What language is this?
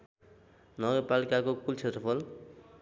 Nepali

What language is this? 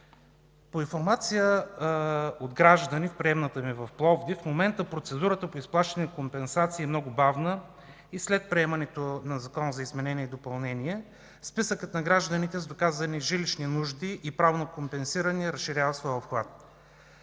Bulgarian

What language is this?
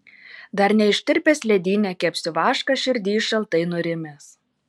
Lithuanian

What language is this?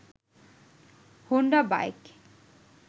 Bangla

